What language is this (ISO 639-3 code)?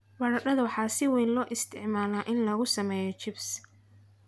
som